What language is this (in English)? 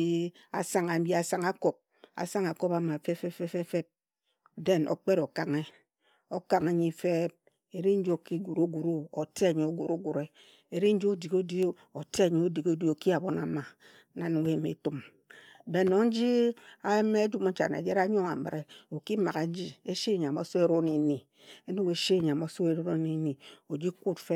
Ejagham